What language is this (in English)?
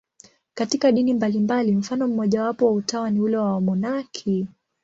Swahili